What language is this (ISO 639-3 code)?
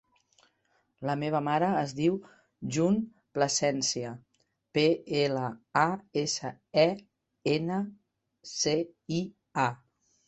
cat